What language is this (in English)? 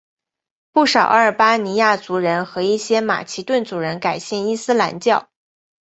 Chinese